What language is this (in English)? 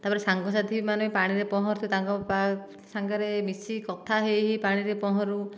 Odia